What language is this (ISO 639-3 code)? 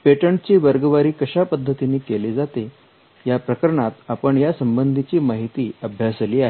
mar